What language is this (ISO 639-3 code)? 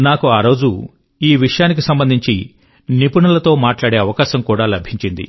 tel